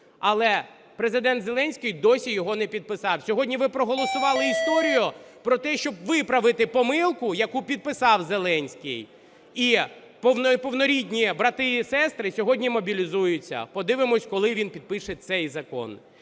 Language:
Ukrainian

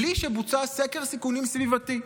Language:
Hebrew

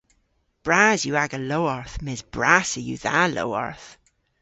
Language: Cornish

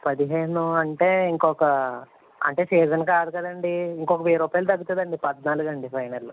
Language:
Telugu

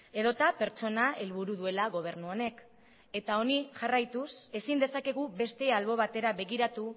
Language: Basque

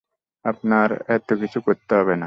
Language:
Bangla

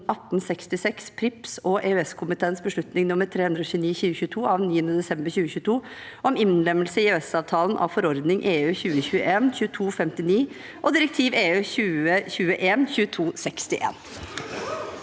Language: Norwegian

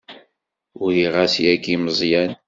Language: Kabyle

